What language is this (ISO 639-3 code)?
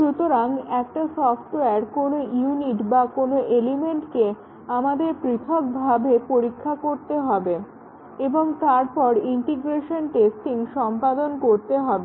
ben